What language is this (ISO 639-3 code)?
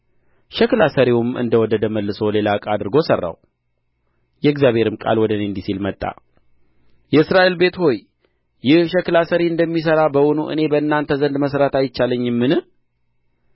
amh